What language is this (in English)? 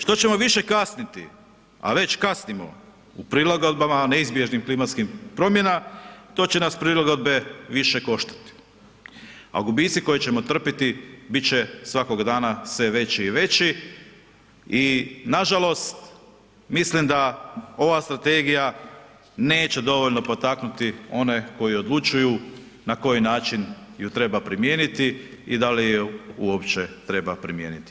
Croatian